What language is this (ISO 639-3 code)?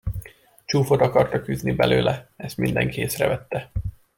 hun